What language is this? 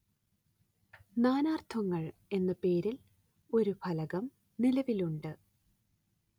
Malayalam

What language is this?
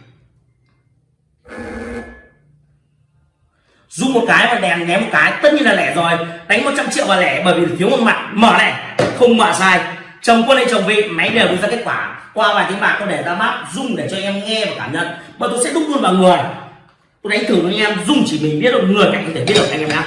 Vietnamese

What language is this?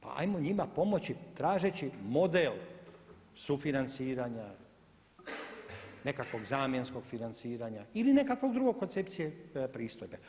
Croatian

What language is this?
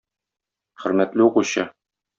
Tatar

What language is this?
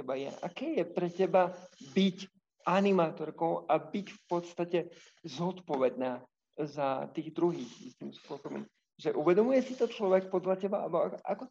Slovak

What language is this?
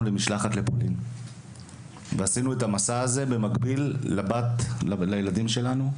Hebrew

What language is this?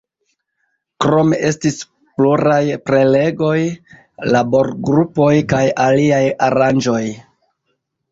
Esperanto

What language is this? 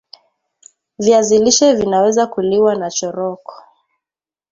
Swahili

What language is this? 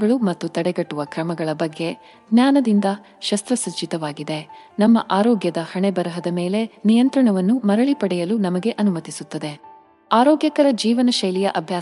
Kannada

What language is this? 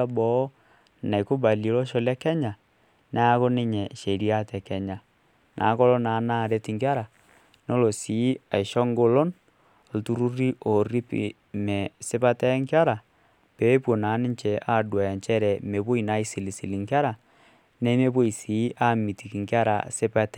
Masai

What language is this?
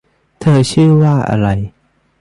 Thai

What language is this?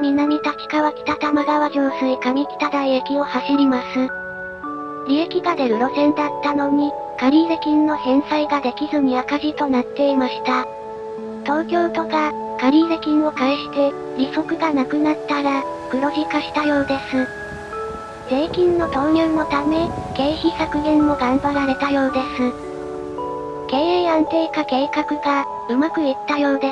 Japanese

